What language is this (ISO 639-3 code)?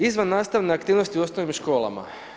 hrv